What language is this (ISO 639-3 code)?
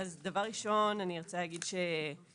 heb